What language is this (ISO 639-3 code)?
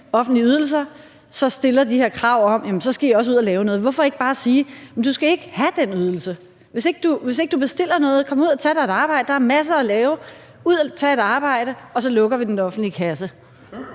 dan